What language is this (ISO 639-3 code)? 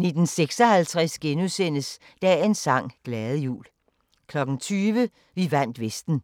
dan